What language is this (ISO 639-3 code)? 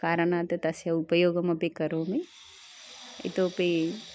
san